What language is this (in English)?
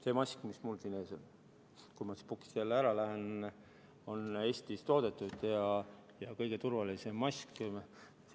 Estonian